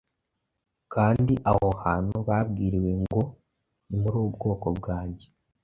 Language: Kinyarwanda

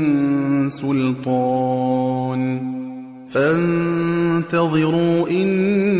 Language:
Arabic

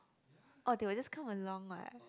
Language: English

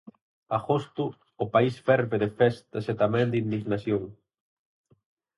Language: Galician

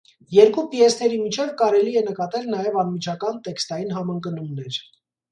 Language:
Armenian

